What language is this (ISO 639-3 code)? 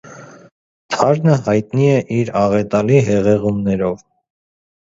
hye